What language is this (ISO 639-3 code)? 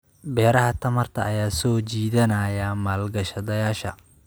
som